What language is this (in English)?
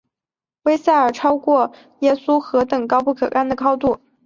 Chinese